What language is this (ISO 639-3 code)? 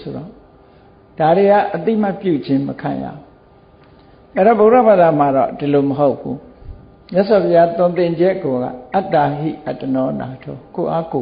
vie